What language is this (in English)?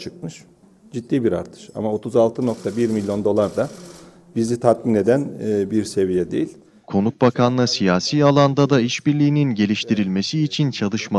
Turkish